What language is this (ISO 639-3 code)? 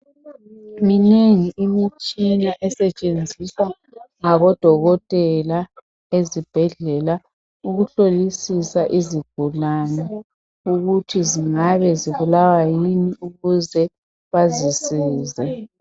nde